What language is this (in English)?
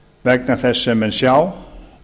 Icelandic